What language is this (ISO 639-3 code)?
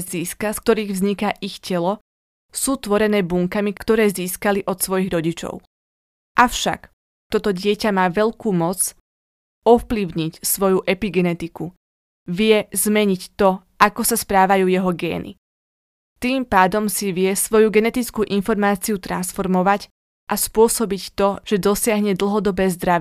slk